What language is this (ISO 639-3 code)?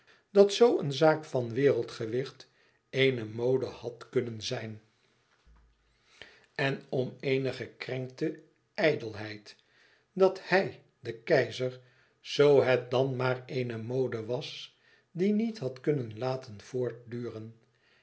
nld